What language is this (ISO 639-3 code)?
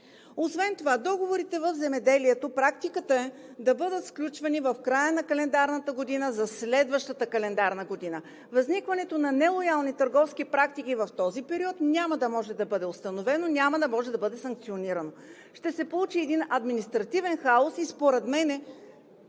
bul